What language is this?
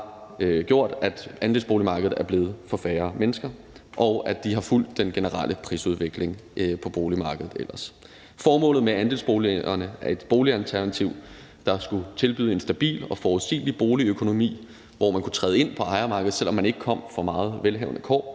Danish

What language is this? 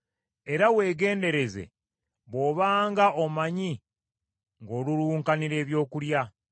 Ganda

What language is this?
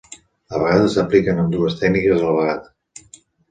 Catalan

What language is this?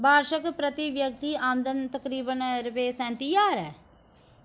Dogri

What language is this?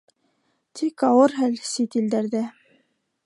Bashkir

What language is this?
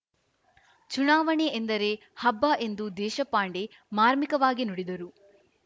Kannada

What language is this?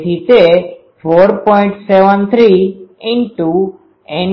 Gujarati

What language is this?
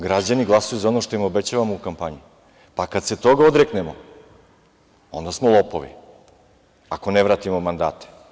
Serbian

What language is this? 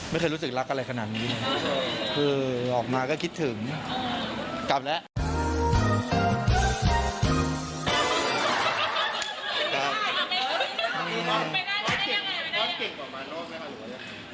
Thai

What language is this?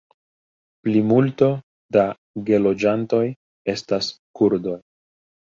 Esperanto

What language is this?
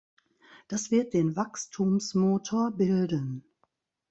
German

